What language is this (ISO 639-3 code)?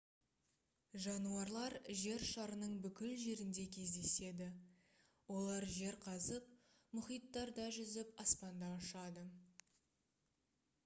kaz